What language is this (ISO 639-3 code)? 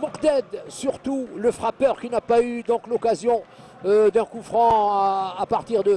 fra